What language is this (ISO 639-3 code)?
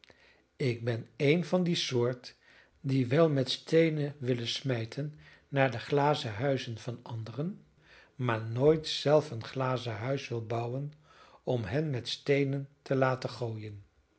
nld